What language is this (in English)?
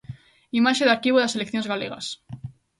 Galician